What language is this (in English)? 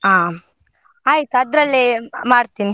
Kannada